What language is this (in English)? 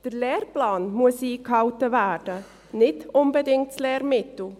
Swiss German